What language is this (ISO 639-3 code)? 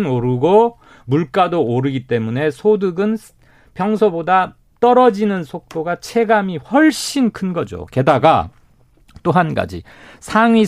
kor